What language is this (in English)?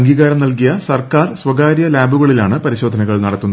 Malayalam